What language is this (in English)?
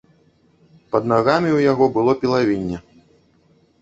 Belarusian